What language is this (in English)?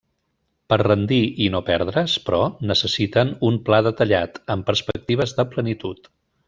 Catalan